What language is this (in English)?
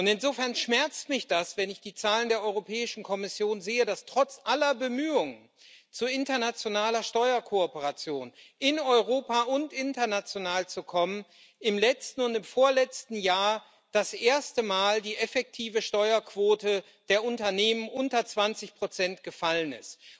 German